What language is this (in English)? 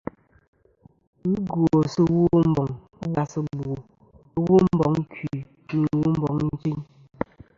Kom